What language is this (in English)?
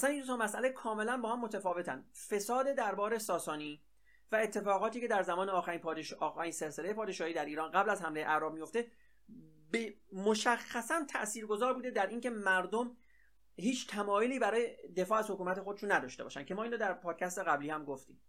Persian